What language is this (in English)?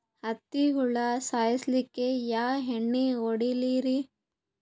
Kannada